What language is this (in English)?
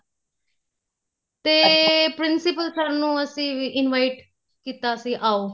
Punjabi